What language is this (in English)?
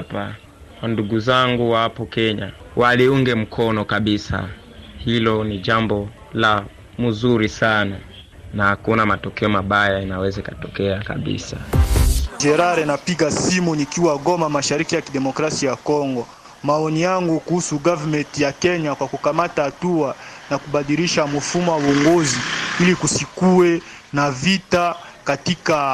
Swahili